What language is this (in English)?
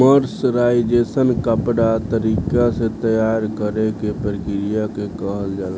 Bhojpuri